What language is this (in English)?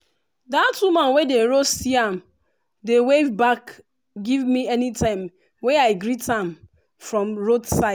Nigerian Pidgin